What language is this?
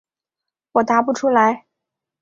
Chinese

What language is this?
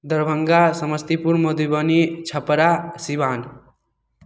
Maithili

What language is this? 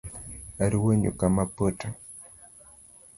Luo (Kenya and Tanzania)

